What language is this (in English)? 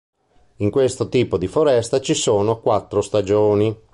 Italian